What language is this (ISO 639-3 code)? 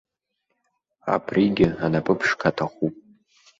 abk